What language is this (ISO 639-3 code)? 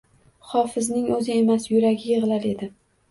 uzb